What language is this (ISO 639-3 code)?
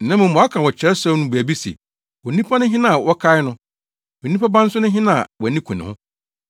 aka